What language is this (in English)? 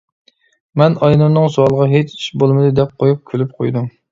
Uyghur